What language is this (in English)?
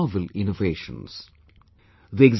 English